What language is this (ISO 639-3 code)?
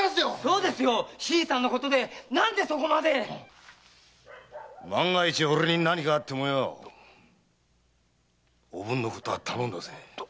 jpn